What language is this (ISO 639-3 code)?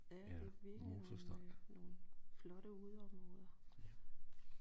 dan